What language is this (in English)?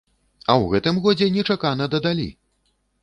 Belarusian